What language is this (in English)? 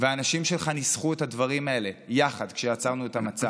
Hebrew